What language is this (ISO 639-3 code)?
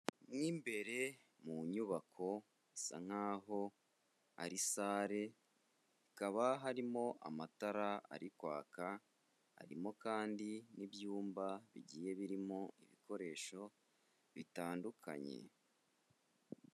kin